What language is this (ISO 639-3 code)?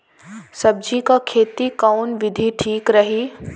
bho